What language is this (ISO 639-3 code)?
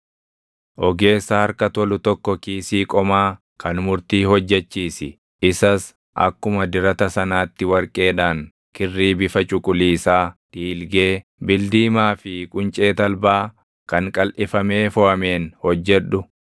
orm